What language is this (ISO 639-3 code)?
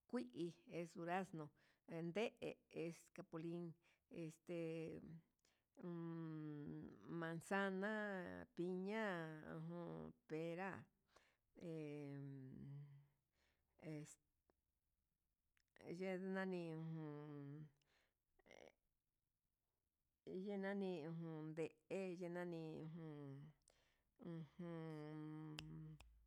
mxs